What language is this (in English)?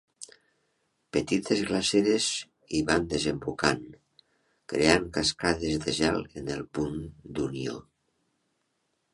Catalan